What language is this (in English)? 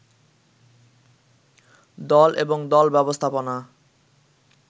Bangla